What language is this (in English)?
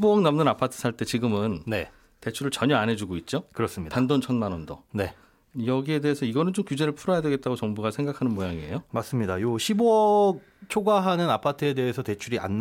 Korean